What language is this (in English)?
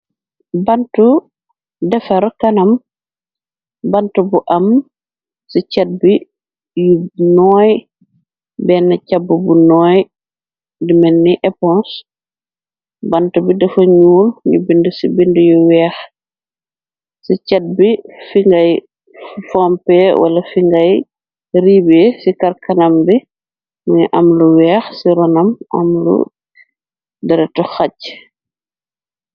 Wolof